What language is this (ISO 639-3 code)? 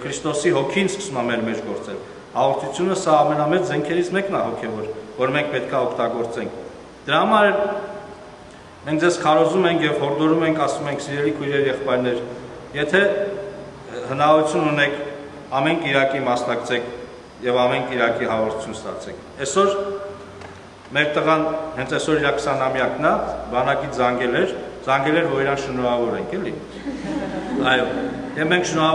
ron